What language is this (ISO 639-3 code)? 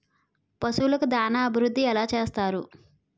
tel